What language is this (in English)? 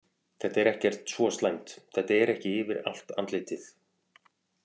Icelandic